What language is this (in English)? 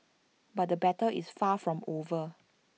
English